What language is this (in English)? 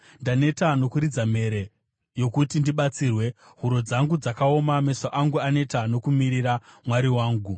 Shona